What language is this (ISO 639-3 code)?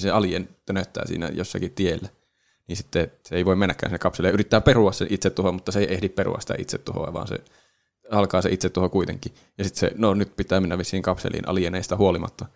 fin